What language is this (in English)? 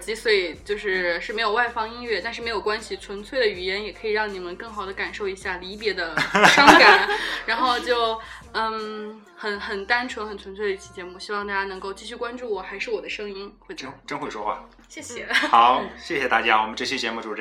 Chinese